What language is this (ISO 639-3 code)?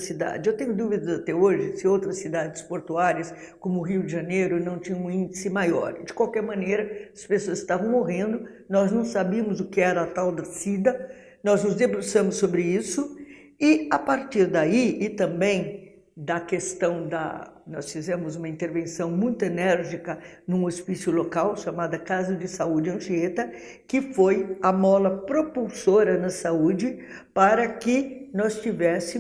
por